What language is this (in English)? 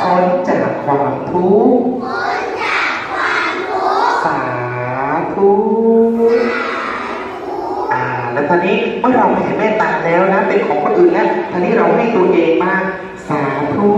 Thai